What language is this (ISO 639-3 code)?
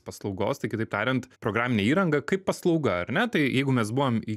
lit